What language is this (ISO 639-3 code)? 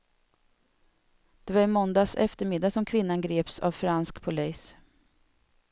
swe